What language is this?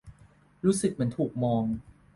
Thai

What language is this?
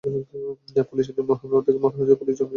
Bangla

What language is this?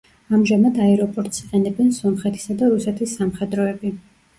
Georgian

